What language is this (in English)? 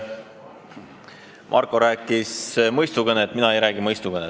Estonian